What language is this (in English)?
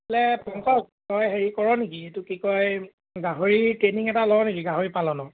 Assamese